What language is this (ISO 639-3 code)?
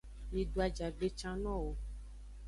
ajg